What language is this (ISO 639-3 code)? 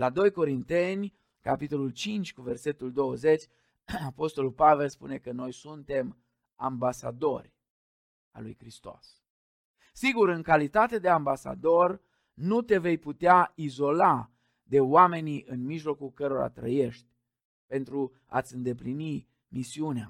ron